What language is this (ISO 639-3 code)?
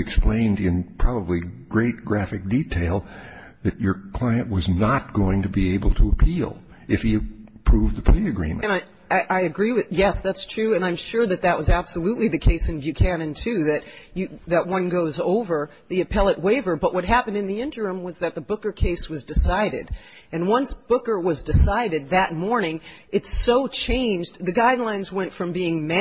eng